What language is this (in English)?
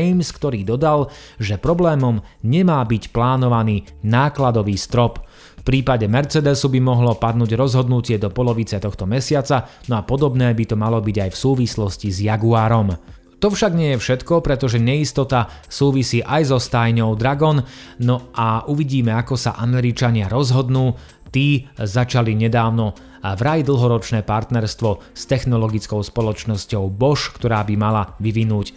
Slovak